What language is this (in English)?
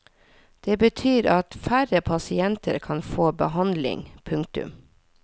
Norwegian